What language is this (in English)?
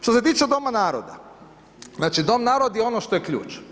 Croatian